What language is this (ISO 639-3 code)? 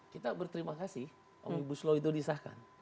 ind